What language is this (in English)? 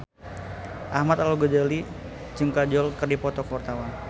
Sundanese